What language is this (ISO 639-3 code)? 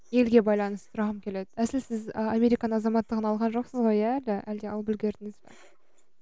kaz